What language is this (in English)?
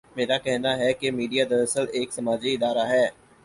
Urdu